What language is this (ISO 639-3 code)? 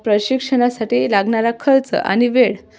mar